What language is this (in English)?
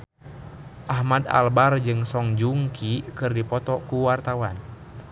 Sundanese